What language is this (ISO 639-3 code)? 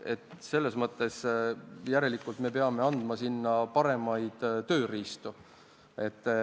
est